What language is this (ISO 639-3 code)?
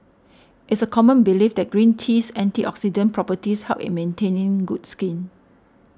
eng